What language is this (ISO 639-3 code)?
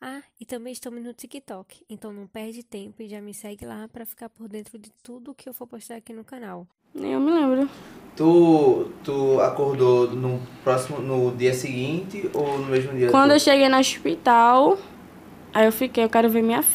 por